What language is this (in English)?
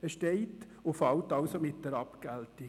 Swiss German